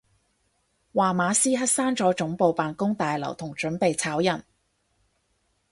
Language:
Cantonese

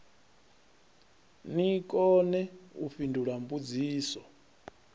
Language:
Venda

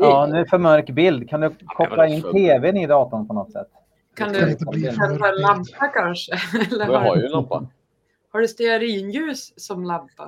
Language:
Swedish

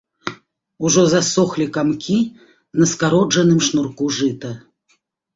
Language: Belarusian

